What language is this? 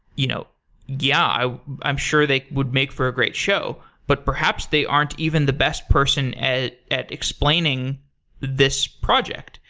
English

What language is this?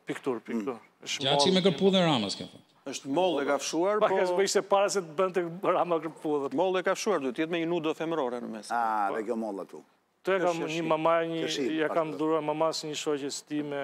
Romanian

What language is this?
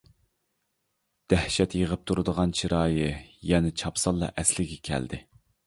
Uyghur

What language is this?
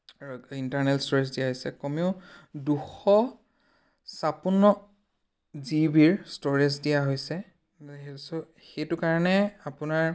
Assamese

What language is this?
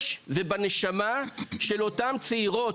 Hebrew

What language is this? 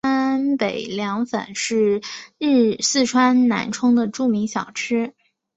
Chinese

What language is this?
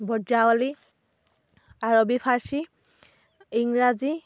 Assamese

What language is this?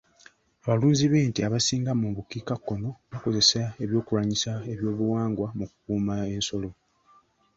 Ganda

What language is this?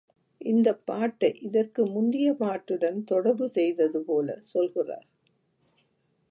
Tamil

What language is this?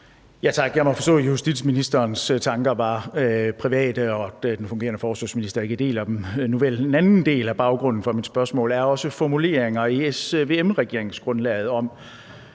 Danish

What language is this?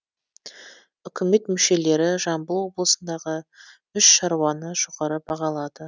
Kazakh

